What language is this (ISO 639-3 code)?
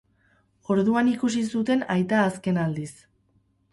eus